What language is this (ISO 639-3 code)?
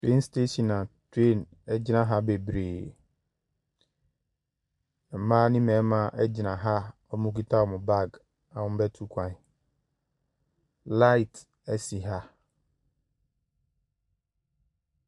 aka